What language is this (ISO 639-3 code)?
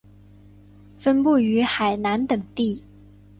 zho